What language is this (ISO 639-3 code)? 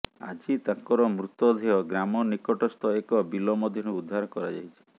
ori